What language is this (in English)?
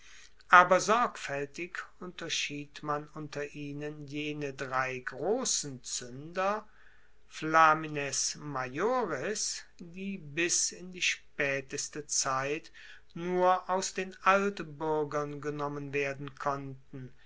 German